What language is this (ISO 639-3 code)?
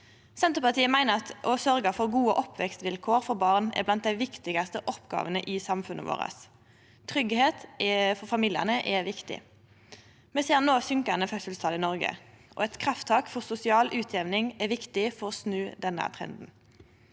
nor